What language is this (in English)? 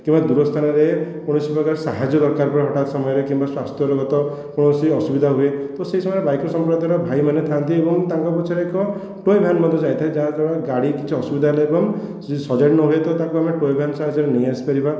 Odia